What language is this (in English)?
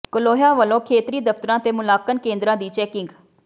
Punjabi